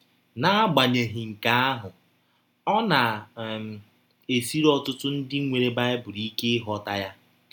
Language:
Igbo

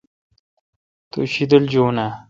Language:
Kalkoti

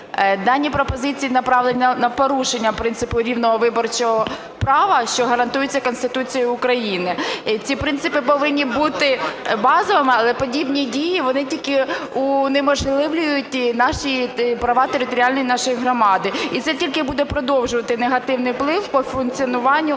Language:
Ukrainian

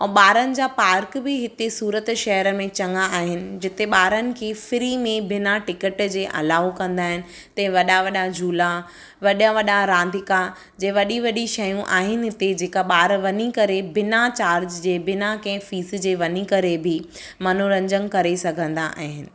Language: Sindhi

